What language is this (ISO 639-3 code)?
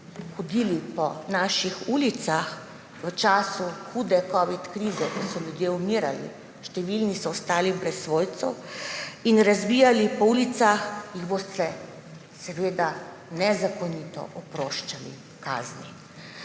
slv